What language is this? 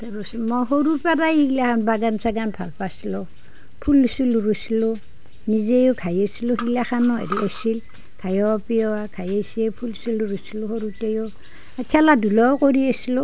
Assamese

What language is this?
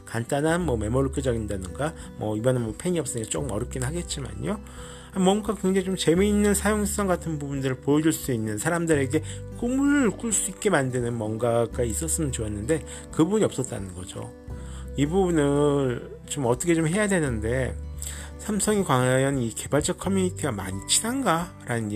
Korean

